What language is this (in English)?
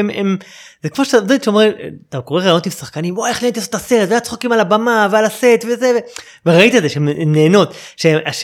Hebrew